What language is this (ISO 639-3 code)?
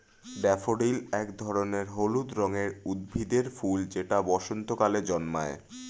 ben